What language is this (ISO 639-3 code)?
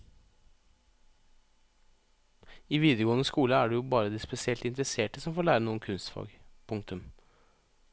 nor